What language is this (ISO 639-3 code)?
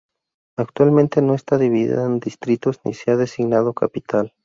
spa